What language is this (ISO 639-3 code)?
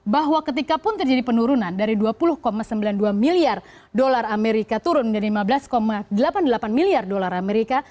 ind